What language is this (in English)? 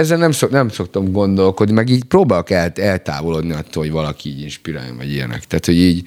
Hungarian